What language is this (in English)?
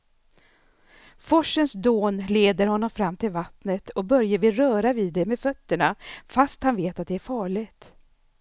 Swedish